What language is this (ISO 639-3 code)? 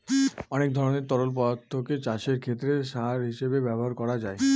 ben